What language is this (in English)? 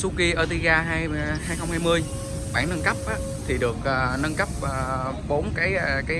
Vietnamese